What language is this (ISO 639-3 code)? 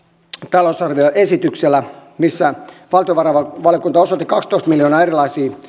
fin